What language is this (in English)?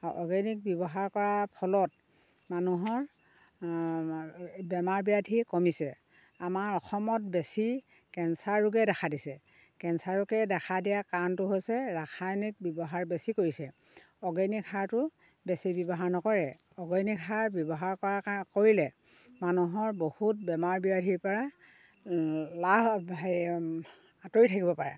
Assamese